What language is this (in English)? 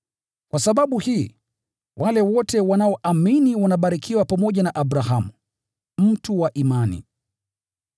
Swahili